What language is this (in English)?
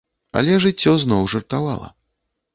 Belarusian